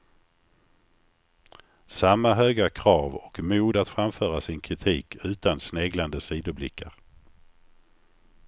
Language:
Swedish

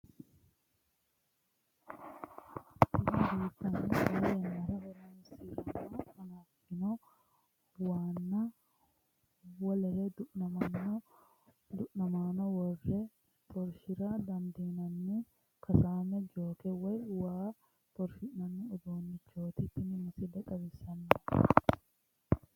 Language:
Sidamo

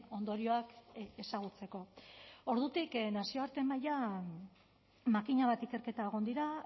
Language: Basque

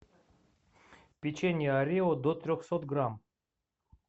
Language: Russian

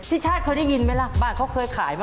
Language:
Thai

